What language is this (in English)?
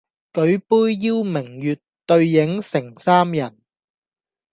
Cantonese